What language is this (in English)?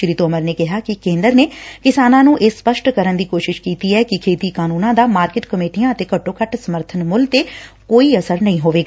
Punjabi